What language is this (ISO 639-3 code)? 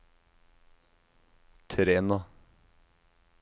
nor